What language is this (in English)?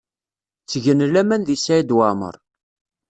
Kabyle